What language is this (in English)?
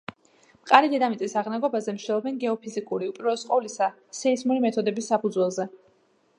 Georgian